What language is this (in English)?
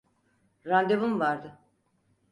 Turkish